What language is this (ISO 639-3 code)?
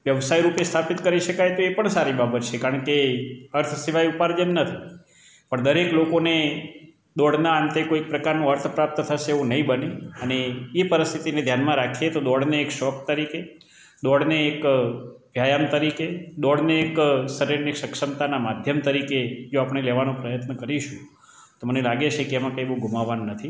guj